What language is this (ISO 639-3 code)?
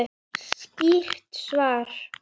isl